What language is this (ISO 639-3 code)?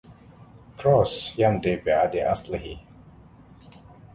ara